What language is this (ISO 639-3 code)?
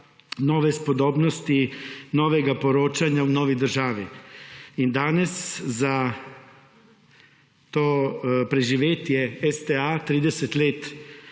slv